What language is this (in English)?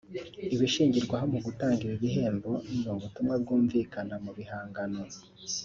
Kinyarwanda